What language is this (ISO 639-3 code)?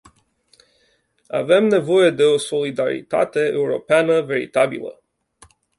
ron